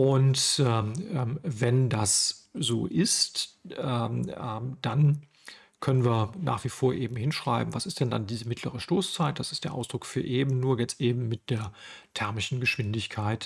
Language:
German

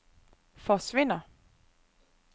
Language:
Danish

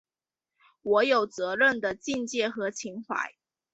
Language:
Chinese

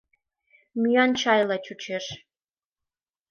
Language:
Mari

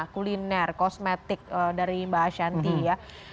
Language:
Indonesian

